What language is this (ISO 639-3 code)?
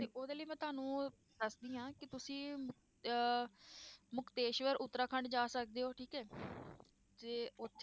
pan